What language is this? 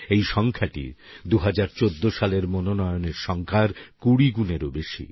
Bangla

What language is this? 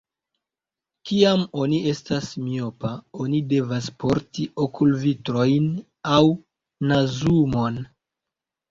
Esperanto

